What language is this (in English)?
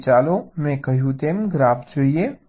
Gujarati